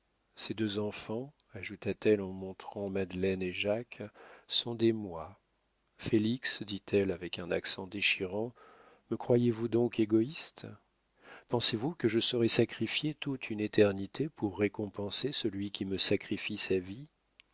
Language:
French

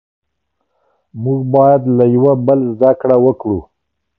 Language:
Pashto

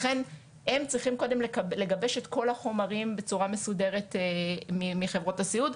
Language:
Hebrew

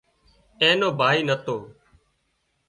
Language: Wadiyara Koli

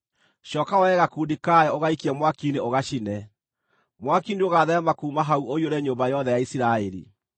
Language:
Kikuyu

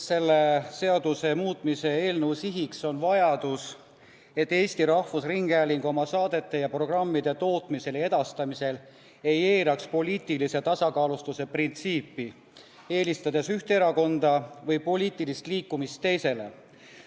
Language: Estonian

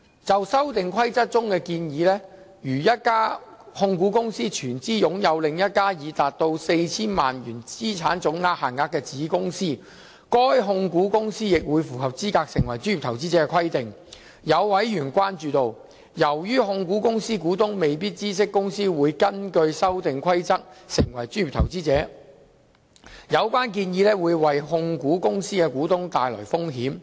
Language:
Cantonese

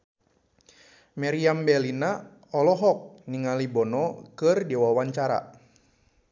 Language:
Sundanese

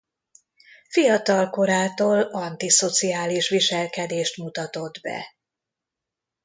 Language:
Hungarian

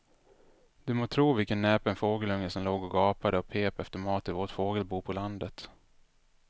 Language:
Swedish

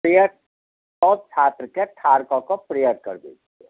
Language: Maithili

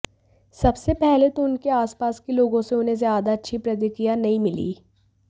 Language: Hindi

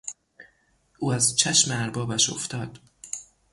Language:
Persian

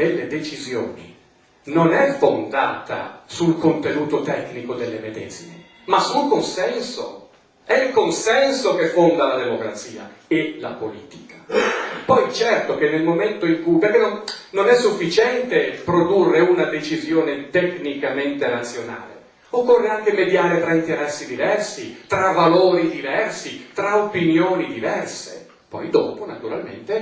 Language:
Italian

